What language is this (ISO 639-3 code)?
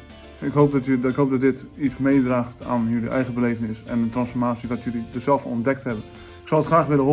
nld